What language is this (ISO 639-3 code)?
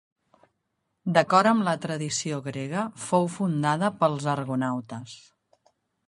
cat